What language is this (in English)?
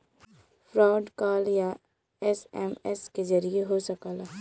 Bhojpuri